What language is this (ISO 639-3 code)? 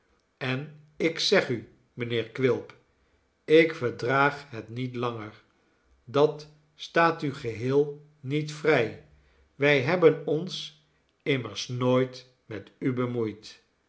nld